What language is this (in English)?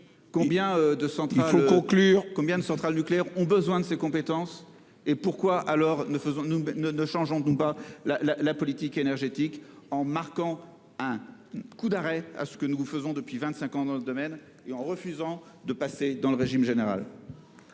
French